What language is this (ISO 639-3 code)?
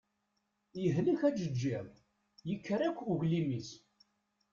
kab